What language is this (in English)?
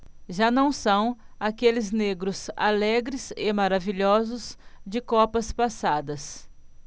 Portuguese